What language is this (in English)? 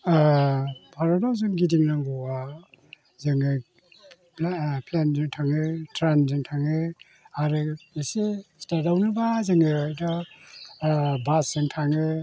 Bodo